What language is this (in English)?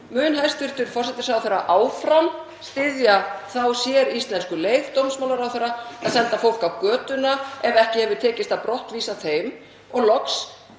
Icelandic